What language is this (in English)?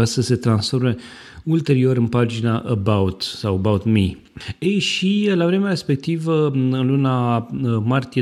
Romanian